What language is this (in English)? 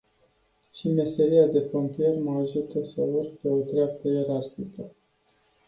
Romanian